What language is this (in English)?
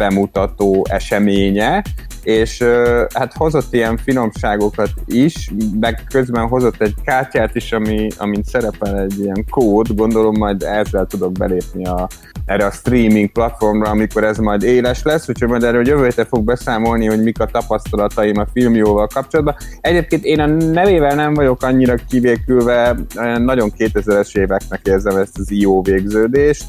Hungarian